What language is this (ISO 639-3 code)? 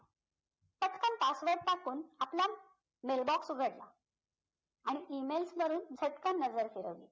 mar